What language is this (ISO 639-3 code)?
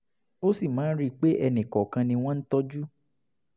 yor